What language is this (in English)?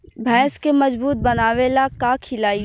Bhojpuri